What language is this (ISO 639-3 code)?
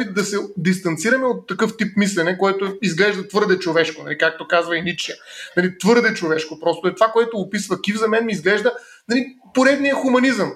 bul